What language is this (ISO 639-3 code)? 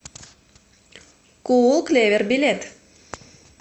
rus